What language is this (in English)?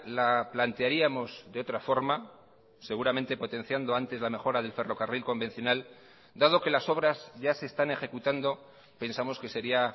Spanish